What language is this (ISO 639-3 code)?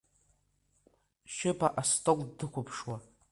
abk